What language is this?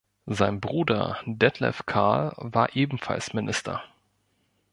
German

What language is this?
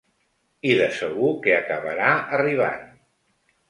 Catalan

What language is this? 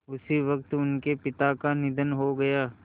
Hindi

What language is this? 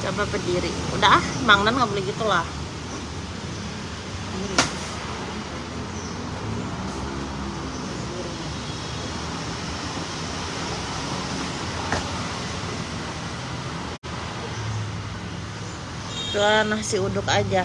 Indonesian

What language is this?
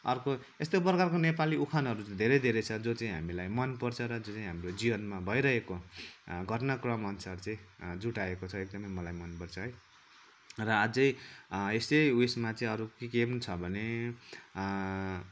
Nepali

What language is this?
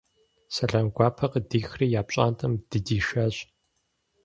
Kabardian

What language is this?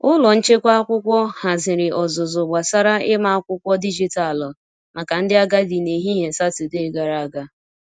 Igbo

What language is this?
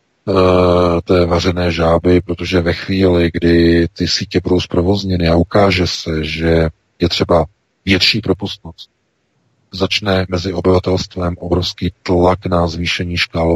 Czech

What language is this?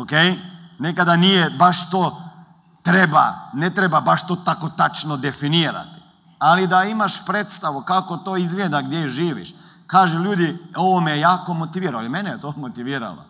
Croatian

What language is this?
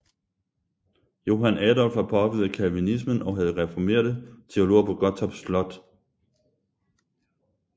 Danish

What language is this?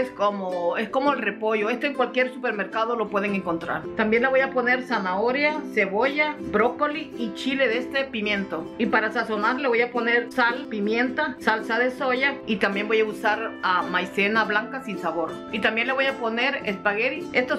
Spanish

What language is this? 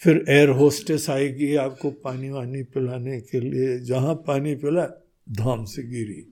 Hindi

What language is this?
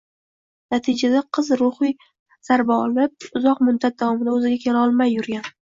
Uzbek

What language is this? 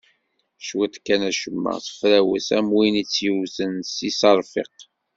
Kabyle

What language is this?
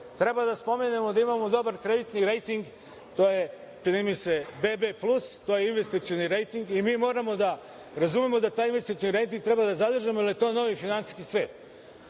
Serbian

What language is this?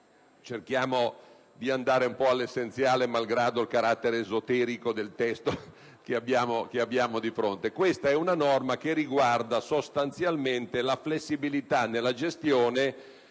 Italian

